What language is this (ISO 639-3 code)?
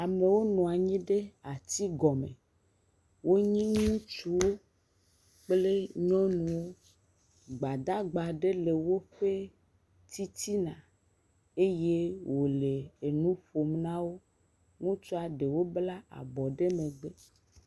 ewe